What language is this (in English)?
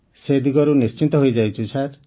Odia